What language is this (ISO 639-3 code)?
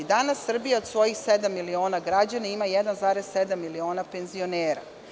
srp